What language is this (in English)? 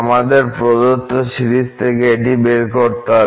Bangla